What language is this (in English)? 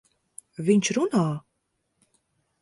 Latvian